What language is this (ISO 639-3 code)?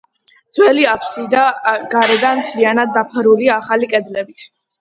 kat